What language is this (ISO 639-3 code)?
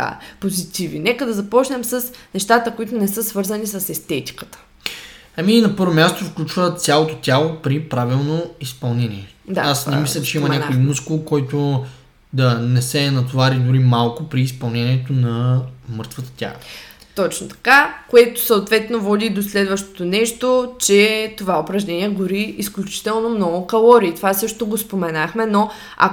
bul